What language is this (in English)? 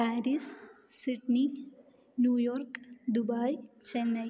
Malayalam